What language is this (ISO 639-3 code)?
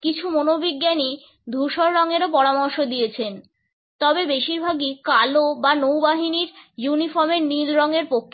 ben